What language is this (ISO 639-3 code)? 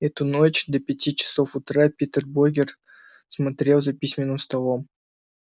rus